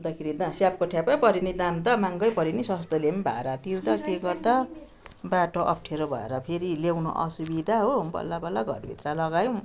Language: Nepali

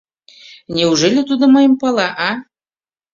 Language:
Mari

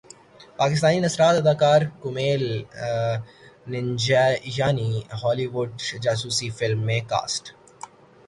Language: Urdu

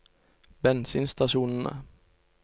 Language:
Norwegian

